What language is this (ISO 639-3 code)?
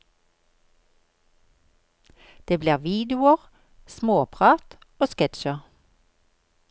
nor